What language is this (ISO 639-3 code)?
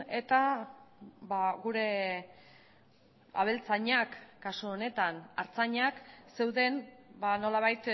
eus